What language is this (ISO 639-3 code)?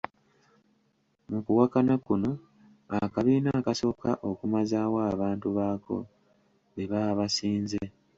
lug